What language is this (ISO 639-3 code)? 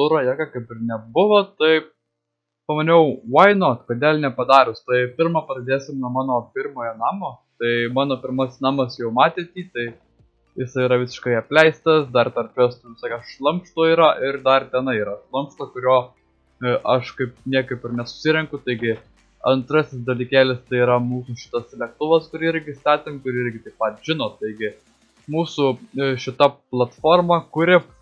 lit